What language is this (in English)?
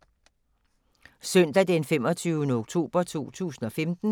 Danish